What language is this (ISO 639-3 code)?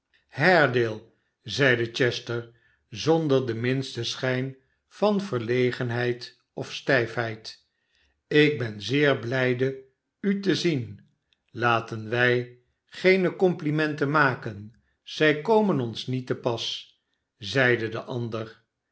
nld